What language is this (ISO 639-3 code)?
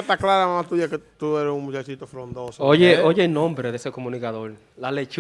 spa